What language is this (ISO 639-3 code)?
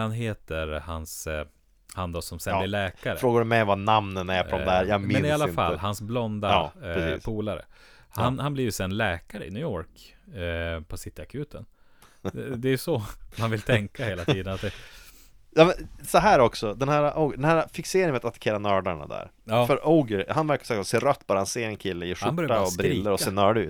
swe